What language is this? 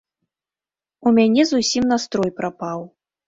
Belarusian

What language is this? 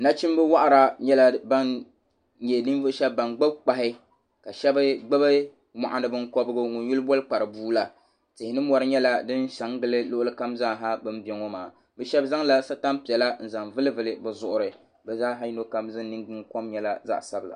Dagbani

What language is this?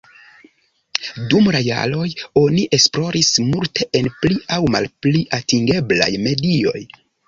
Esperanto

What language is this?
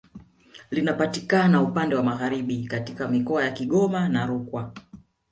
Swahili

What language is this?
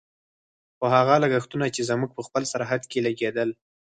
Pashto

